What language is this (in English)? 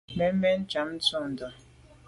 Medumba